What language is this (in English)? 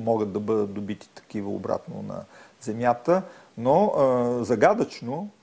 Bulgarian